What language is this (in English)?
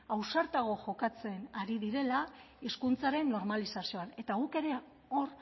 Basque